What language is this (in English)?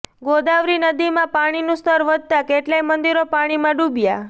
Gujarati